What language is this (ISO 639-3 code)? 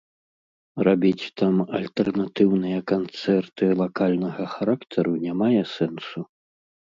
bel